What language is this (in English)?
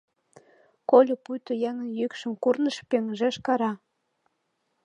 Mari